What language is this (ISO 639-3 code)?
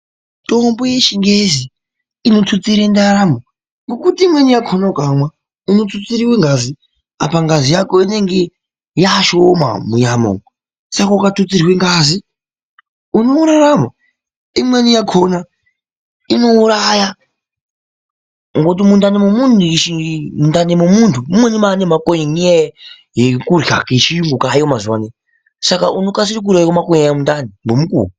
ndc